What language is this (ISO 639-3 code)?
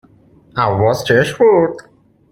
fas